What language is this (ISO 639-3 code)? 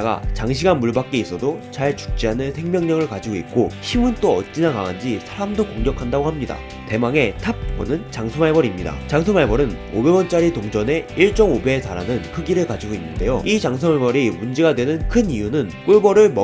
kor